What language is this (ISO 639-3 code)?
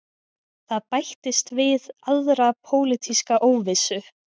isl